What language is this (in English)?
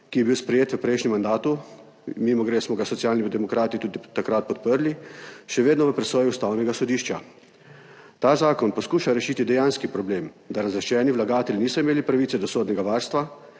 Slovenian